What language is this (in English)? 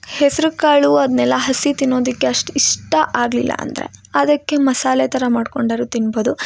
Kannada